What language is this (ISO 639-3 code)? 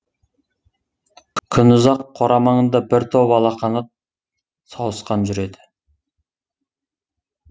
kaz